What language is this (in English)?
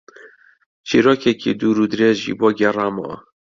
Central Kurdish